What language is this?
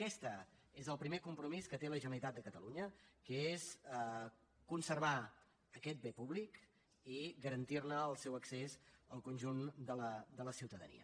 Catalan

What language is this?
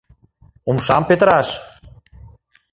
Mari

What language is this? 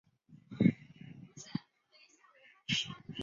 Chinese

